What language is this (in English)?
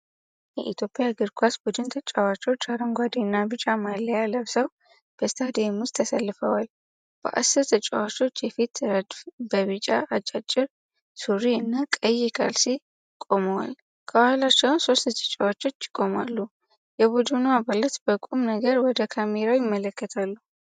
Amharic